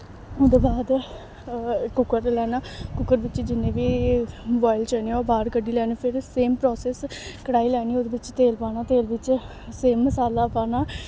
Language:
Dogri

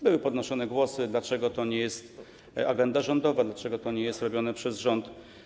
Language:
Polish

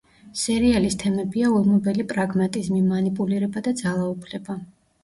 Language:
Georgian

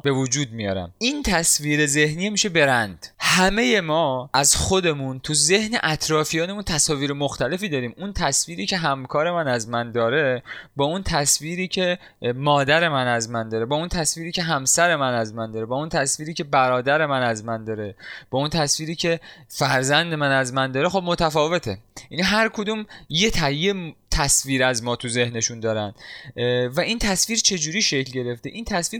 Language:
Persian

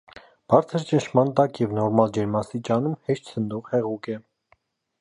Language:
Armenian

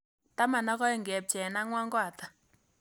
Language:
Kalenjin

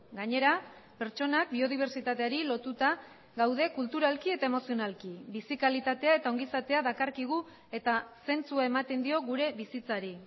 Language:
Basque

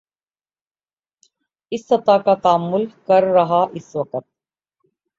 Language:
Urdu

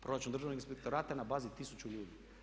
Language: Croatian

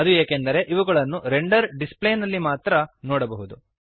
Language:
Kannada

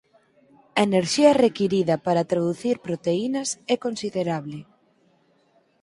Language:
Galician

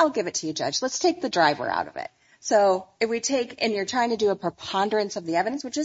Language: English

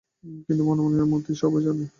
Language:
Bangla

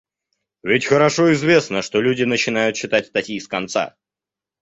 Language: Russian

